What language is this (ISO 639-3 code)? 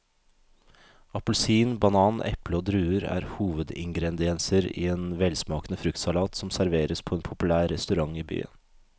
nor